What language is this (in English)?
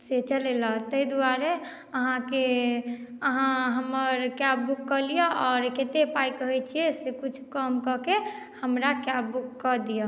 Maithili